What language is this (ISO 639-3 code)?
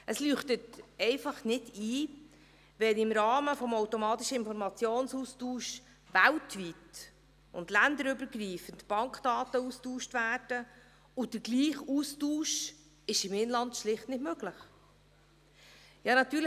gsw